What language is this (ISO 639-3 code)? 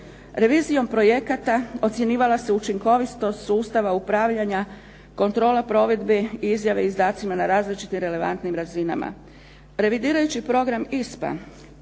hrv